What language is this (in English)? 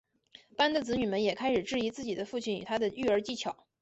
Chinese